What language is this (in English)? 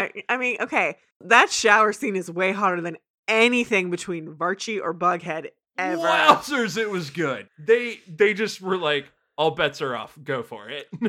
English